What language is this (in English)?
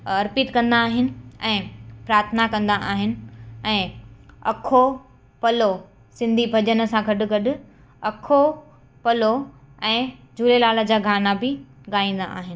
Sindhi